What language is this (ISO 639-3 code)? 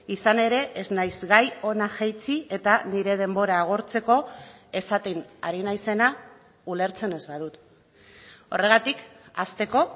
eus